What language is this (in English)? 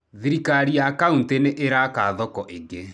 Kikuyu